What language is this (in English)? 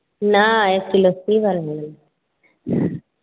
Maithili